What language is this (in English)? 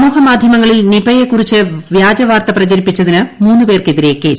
Malayalam